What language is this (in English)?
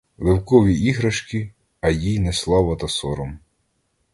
Ukrainian